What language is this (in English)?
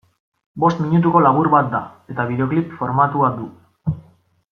Basque